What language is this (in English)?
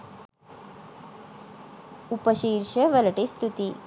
Sinhala